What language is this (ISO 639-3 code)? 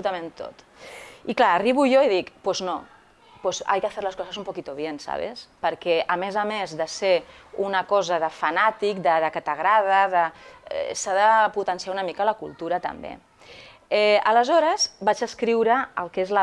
spa